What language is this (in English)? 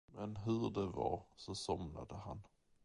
Swedish